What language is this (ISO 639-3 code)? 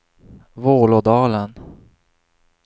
swe